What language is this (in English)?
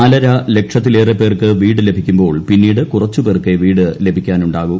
Malayalam